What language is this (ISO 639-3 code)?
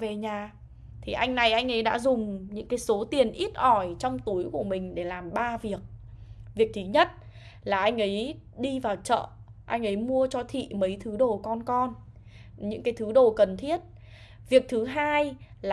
vie